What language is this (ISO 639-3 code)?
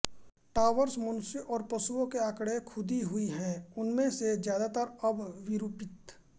hin